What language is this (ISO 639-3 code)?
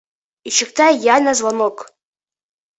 bak